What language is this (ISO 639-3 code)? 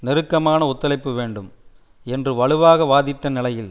tam